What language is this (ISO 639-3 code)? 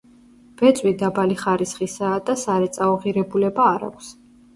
kat